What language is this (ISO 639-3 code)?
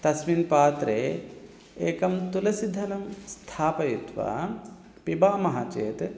san